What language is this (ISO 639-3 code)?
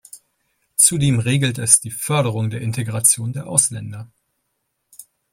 deu